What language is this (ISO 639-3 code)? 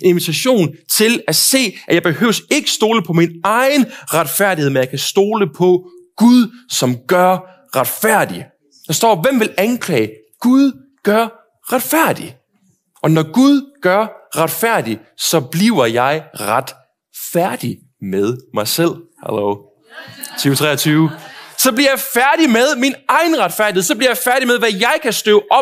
dan